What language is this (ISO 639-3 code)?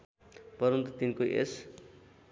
nep